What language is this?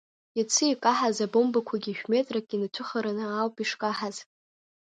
Abkhazian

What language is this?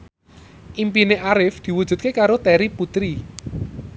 Javanese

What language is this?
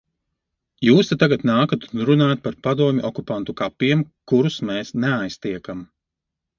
Latvian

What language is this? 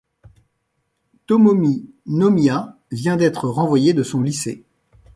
French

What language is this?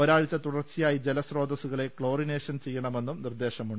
Malayalam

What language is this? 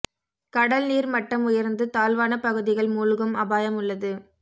Tamil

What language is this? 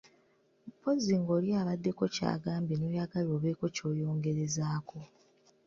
Ganda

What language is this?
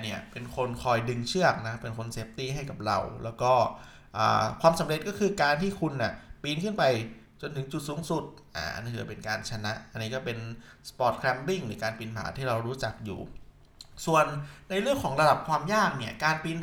Thai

